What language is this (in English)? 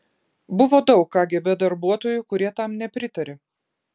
Lithuanian